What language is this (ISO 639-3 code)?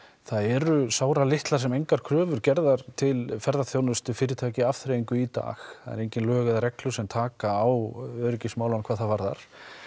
isl